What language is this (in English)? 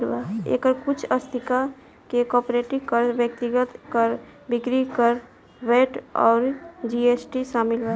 Bhojpuri